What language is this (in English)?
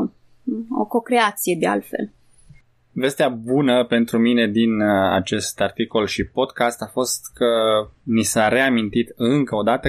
Romanian